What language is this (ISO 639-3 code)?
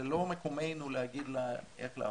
heb